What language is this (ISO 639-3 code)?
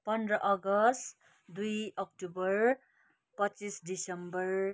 nep